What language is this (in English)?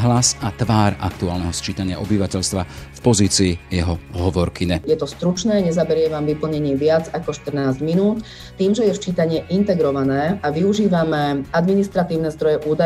Slovak